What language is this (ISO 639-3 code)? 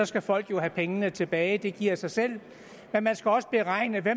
dan